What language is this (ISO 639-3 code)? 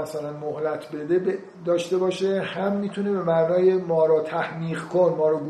fas